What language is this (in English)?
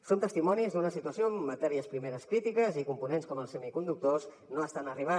Catalan